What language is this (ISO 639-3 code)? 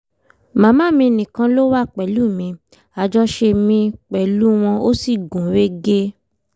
yor